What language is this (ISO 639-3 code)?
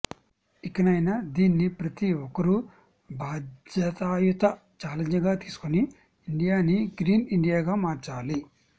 tel